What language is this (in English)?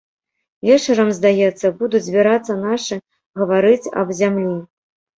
Belarusian